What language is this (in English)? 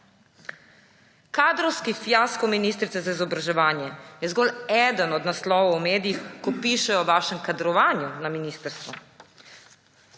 Slovenian